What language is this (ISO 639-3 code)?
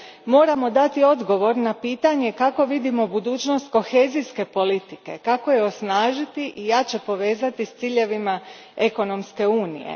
hrv